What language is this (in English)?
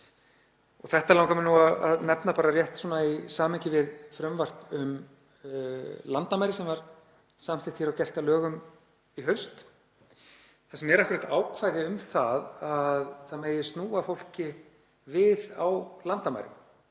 Icelandic